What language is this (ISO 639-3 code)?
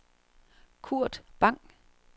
dan